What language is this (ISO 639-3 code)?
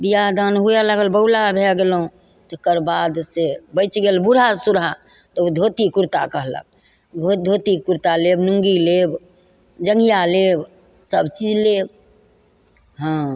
mai